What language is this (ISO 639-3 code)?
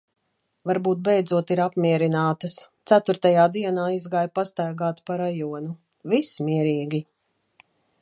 lav